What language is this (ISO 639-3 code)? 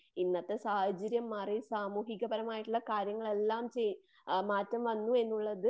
mal